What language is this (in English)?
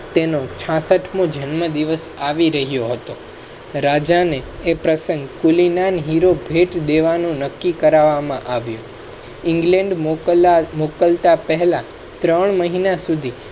Gujarati